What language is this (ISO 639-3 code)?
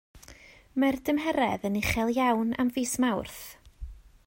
cym